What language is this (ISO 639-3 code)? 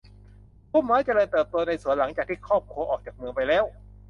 tha